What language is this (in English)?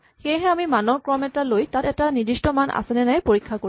Assamese